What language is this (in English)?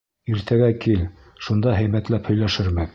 Bashkir